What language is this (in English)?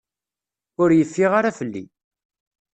Kabyle